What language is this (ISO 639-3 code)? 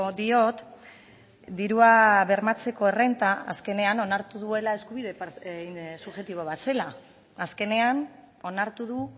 eus